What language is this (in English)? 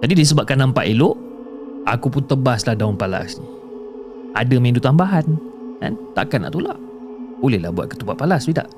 Malay